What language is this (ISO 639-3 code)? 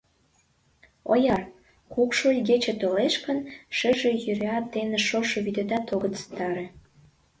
chm